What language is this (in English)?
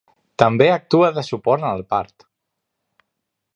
Catalan